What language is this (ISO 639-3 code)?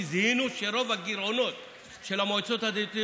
heb